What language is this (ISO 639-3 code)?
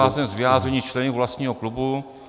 ces